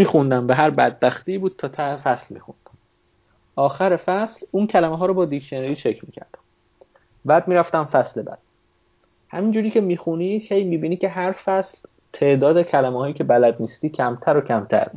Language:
Persian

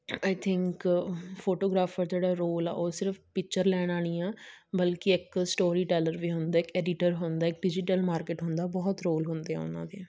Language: Punjabi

